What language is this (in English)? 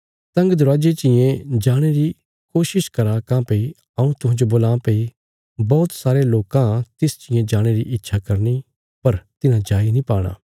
Bilaspuri